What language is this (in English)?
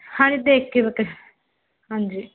Punjabi